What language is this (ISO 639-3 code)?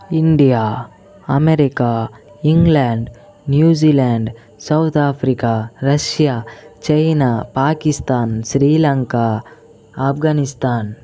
tel